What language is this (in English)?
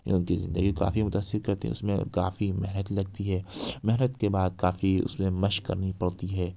Urdu